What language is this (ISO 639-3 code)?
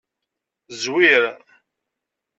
kab